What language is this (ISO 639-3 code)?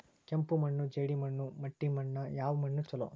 kan